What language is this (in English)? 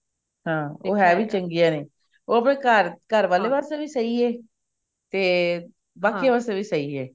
Punjabi